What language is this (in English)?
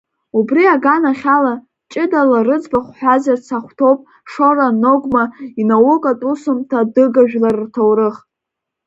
Abkhazian